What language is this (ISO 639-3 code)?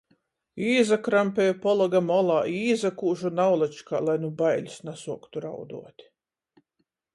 ltg